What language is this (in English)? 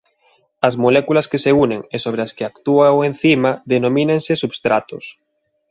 Galician